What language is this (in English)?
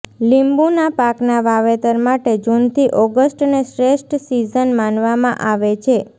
Gujarati